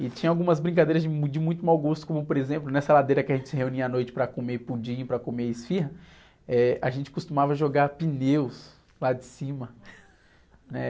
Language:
Portuguese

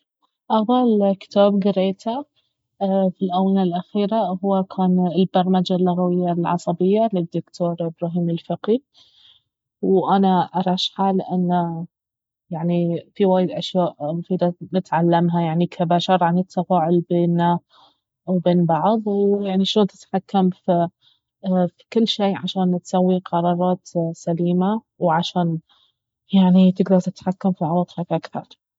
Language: Baharna Arabic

